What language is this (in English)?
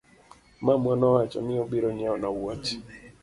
Luo (Kenya and Tanzania)